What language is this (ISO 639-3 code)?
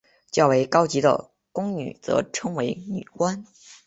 zho